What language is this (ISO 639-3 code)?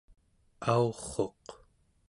esu